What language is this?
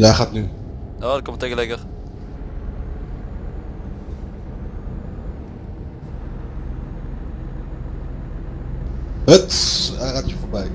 Dutch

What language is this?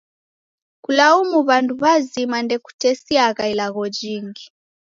Taita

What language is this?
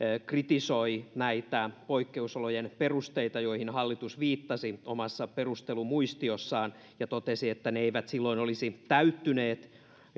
Finnish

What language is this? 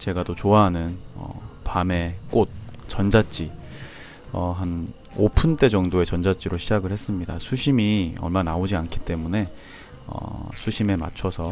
Korean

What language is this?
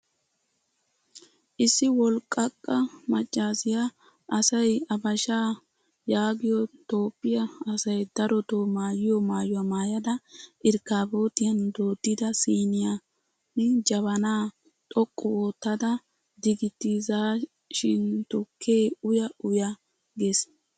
Wolaytta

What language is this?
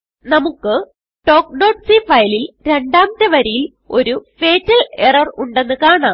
Malayalam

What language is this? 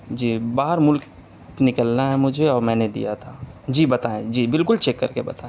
Urdu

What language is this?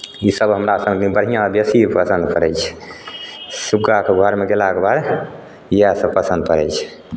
Maithili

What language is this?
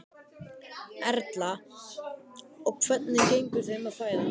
Icelandic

